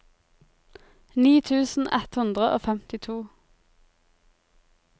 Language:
Norwegian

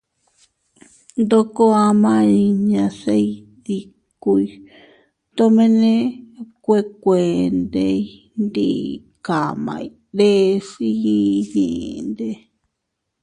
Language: Teutila Cuicatec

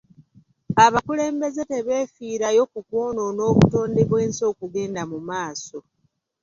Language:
Ganda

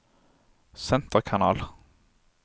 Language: Norwegian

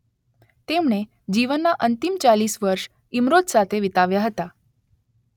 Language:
Gujarati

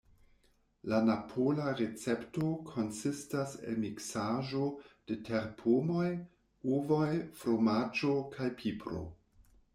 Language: Esperanto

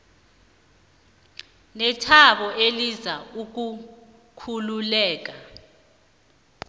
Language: South Ndebele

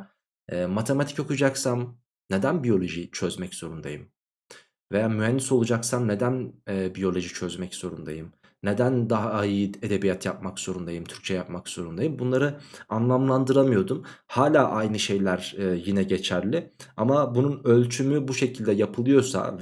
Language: Turkish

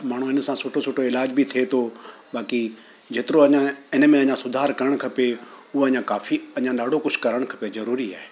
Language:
Sindhi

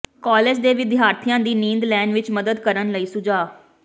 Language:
Punjabi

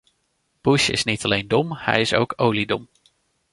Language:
Dutch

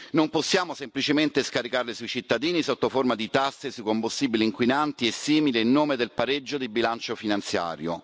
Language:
Italian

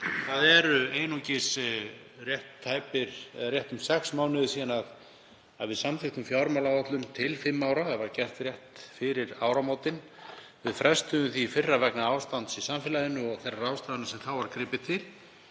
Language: Icelandic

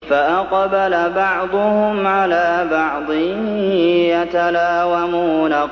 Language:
Arabic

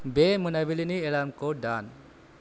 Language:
Bodo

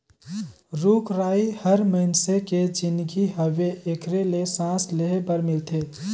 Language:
Chhattisgarhi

